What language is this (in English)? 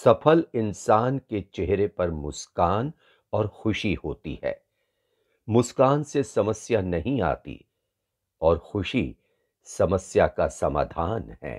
Hindi